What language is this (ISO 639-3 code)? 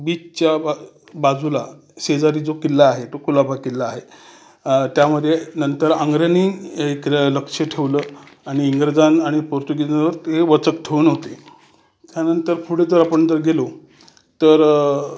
mar